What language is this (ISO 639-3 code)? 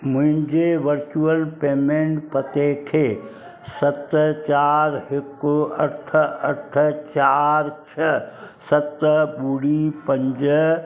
snd